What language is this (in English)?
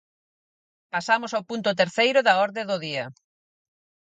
Galician